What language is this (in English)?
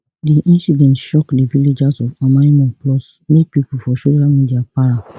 Nigerian Pidgin